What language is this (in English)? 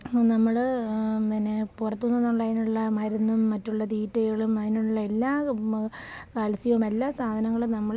Malayalam